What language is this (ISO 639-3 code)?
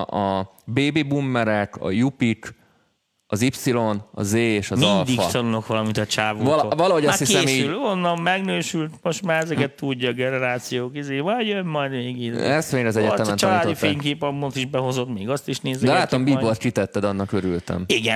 hun